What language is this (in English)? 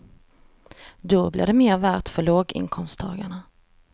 Swedish